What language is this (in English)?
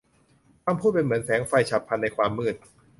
Thai